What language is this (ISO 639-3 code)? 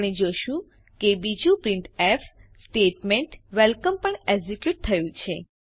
guj